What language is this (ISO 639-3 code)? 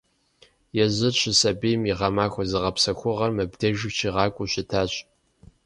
kbd